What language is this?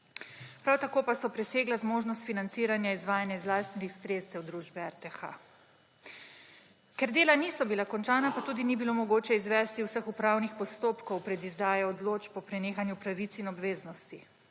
Slovenian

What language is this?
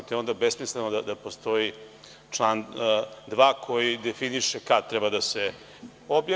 Serbian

